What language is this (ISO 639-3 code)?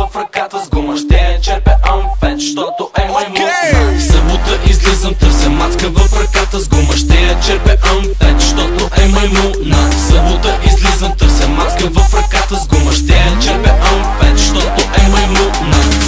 bul